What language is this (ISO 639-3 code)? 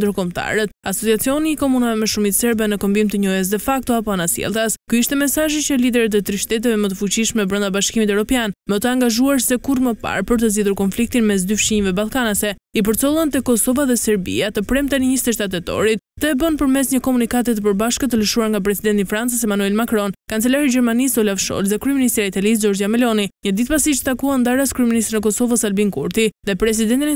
ron